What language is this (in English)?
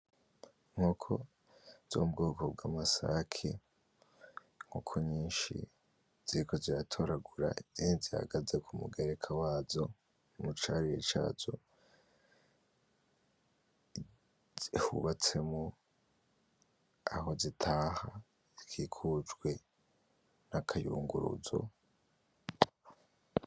Rundi